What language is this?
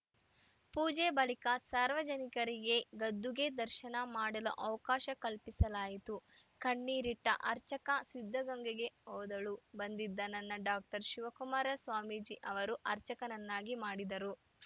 Kannada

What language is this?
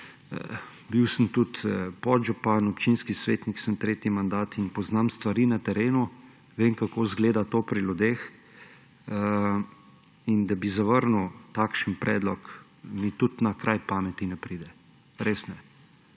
Slovenian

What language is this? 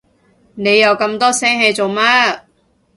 Cantonese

